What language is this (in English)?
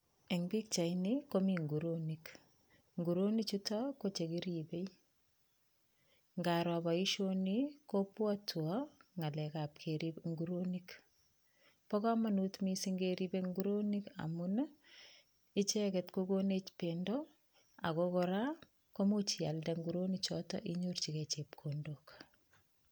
Kalenjin